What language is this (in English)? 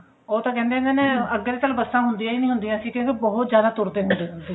Punjabi